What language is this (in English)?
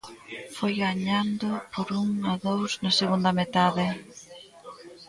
Galician